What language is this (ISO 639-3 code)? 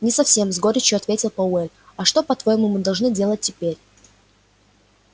rus